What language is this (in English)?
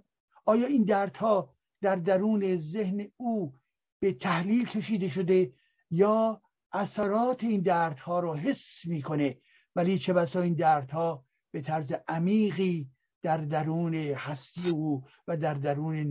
Persian